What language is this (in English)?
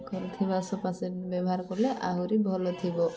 Odia